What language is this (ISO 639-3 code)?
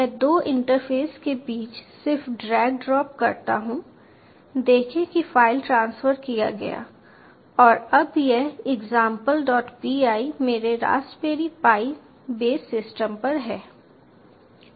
hin